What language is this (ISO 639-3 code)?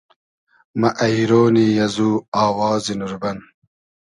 haz